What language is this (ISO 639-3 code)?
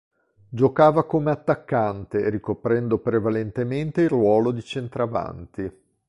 ita